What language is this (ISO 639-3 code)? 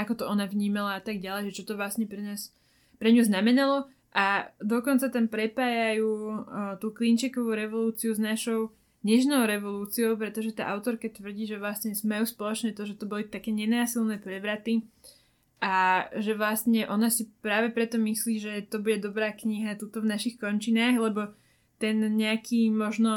slk